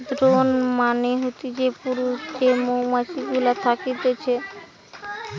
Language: Bangla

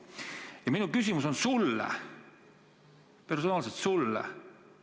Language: Estonian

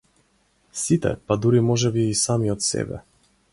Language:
Macedonian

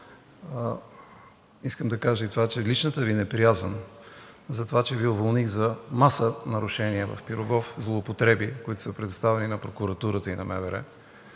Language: Bulgarian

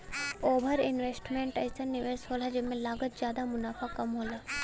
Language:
Bhojpuri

